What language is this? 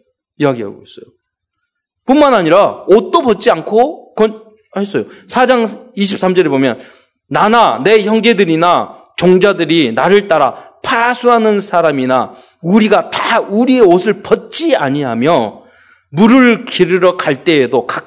Korean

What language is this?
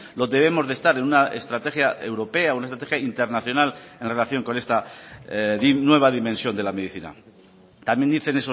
Spanish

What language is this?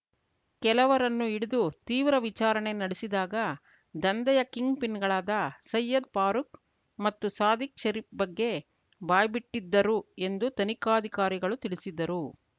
Kannada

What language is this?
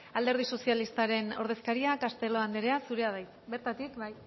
Basque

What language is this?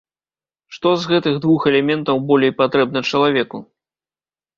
Belarusian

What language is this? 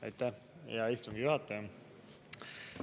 Estonian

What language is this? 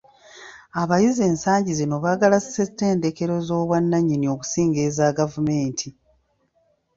Ganda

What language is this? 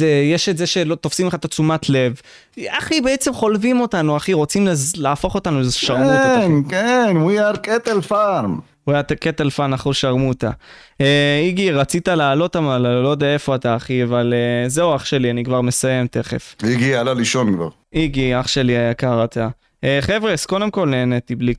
Hebrew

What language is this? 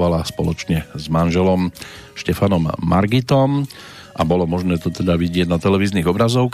Slovak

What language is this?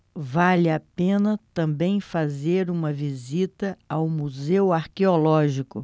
Portuguese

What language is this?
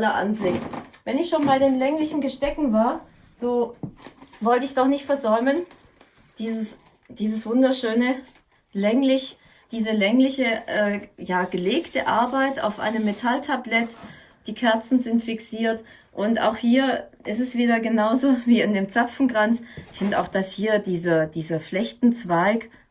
German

